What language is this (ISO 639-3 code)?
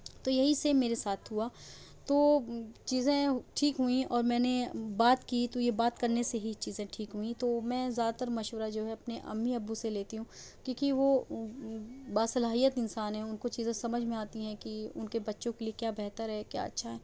urd